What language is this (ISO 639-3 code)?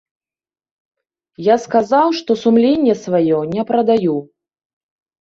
bel